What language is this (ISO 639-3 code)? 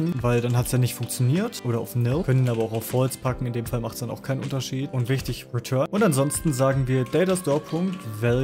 deu